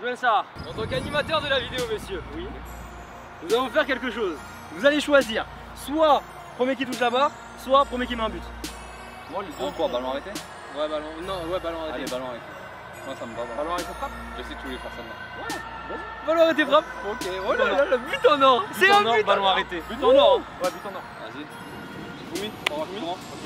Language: French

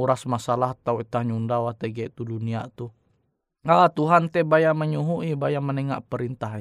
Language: Indonesian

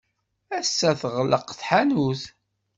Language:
Kabyle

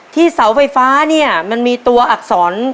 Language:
Thai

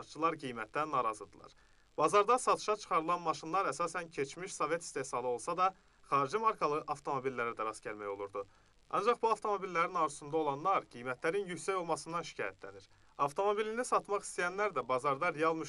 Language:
Turkish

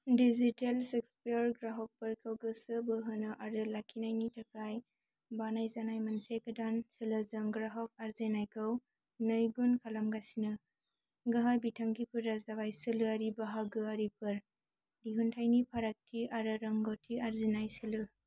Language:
Bodo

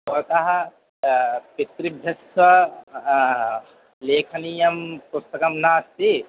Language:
Sanskrit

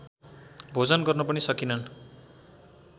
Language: Nepali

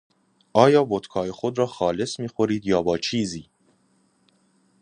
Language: Persian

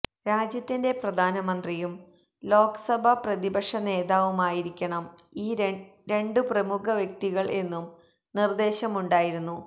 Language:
Malayalam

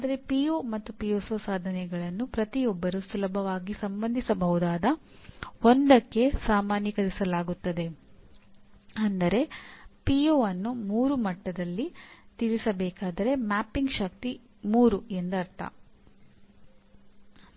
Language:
Kannada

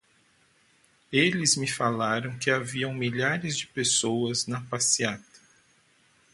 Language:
Portuguese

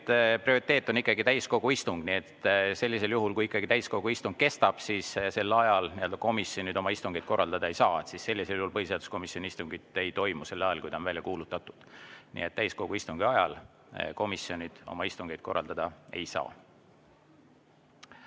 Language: Estonian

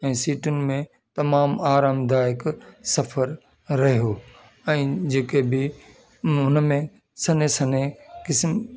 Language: Sindhi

